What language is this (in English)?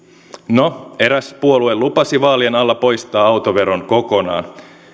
Finnish